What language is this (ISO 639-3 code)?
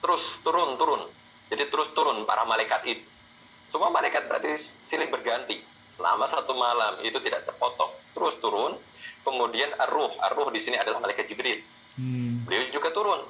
ind